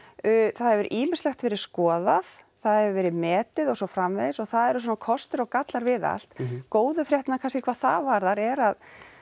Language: Icelandic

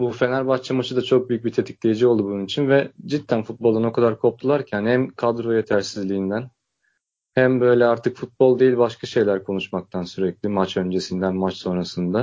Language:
Turkish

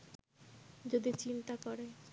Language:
Bangla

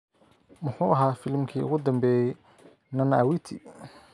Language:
Somali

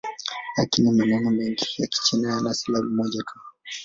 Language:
Swahili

